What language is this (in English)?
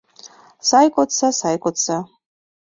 Mari